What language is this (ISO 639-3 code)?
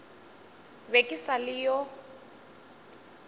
nso